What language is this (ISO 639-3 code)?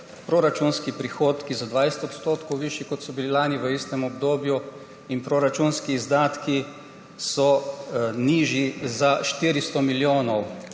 slv